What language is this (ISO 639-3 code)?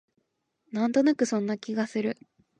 jpn